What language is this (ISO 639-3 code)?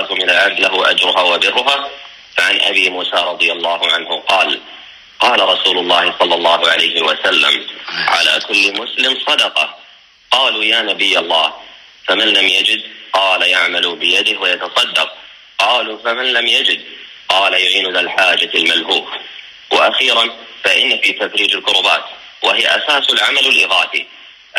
ara